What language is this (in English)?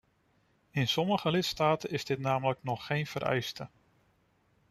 Dutch